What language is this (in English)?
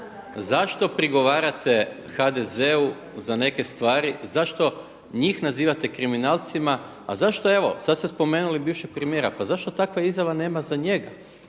Croatian